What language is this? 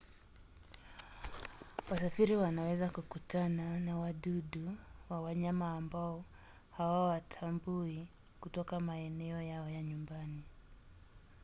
Swahili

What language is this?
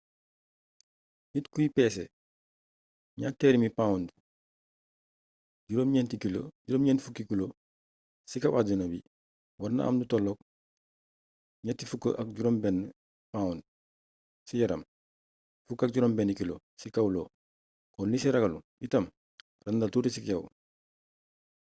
Wolof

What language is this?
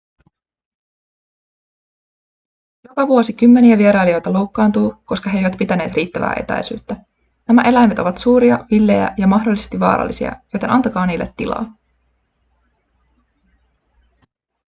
Finnish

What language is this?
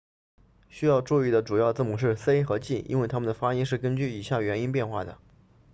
Chinese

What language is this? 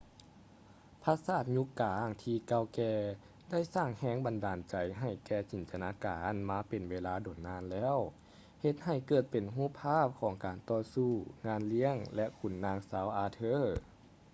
Lao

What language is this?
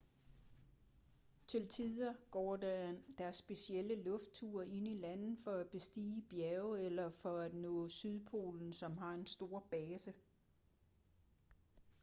Danish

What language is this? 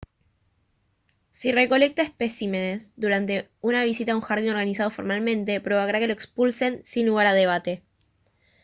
Spanish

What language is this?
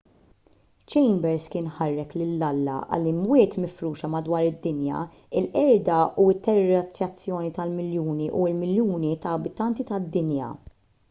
Maltese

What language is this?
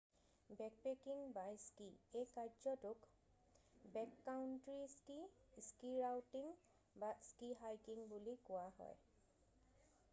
Assamese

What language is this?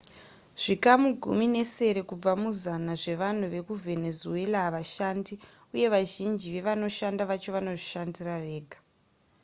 Shona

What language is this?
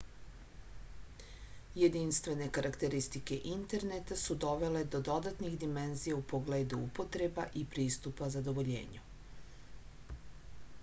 Serbian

